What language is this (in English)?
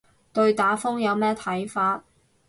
Cantonese